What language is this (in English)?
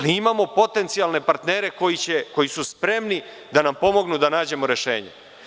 Serbian